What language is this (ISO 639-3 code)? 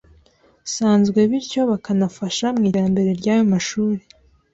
kin